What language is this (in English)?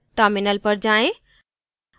Hindi